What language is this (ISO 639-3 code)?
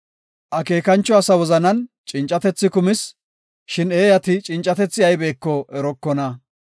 gof